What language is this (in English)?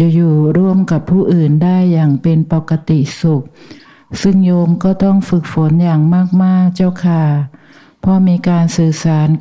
Thai